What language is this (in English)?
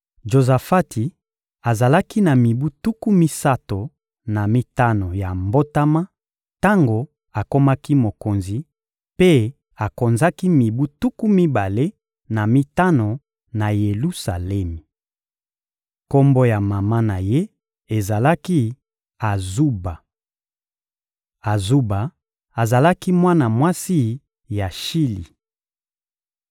Lingala